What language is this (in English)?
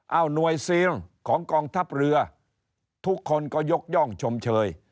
Thai